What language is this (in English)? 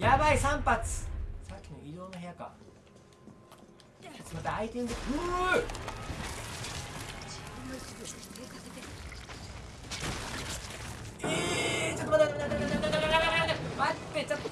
Japanese